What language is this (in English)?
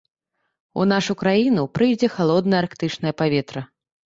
Belarusian